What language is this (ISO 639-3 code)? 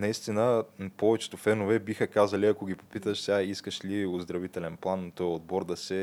bul